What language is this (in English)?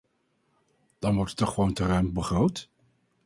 Dutch